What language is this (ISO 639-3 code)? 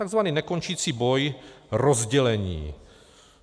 ces